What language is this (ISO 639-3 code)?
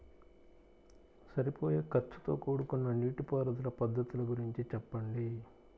tel